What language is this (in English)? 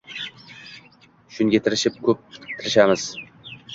Uzbek